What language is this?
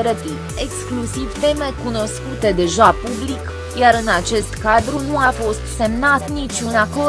Romanian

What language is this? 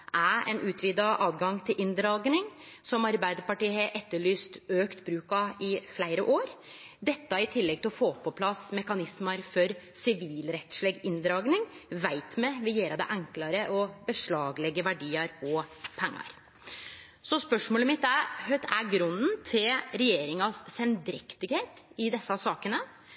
Norwegian Nynorsk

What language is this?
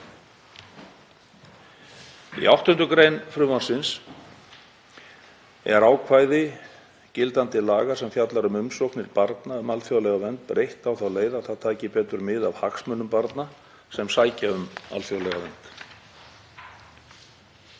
Icelandic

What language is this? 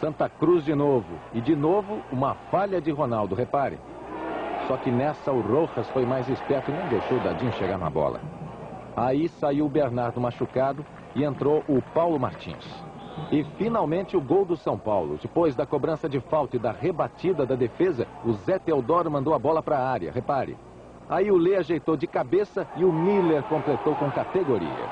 Portuguese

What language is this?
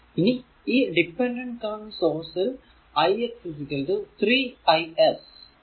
Malayalam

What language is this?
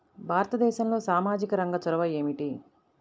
Telugu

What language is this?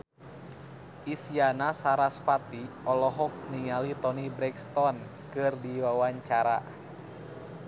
Sundanese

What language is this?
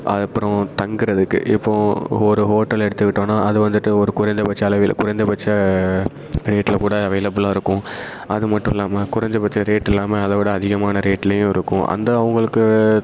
Tamil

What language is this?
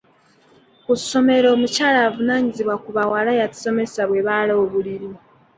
Ganda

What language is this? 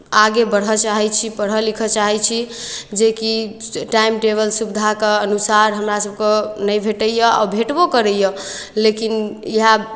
Maithili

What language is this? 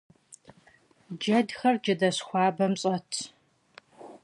Kabardian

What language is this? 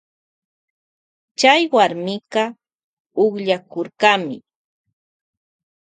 Loja Highland Quichua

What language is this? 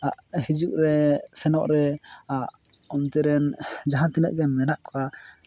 Santali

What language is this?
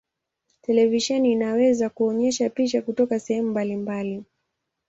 Swahili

